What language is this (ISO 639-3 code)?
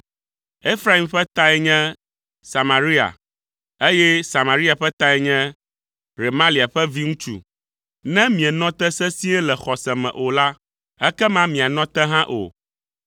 ewe